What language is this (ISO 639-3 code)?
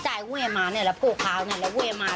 tha